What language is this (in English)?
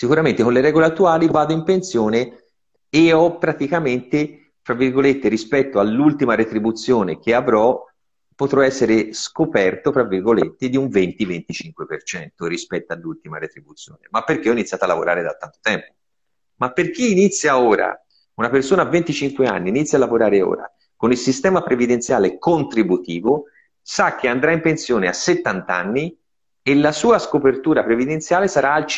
Italian